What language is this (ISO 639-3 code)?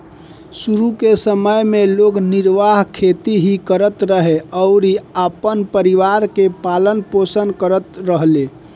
bho